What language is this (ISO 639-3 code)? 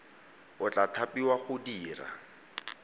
tsn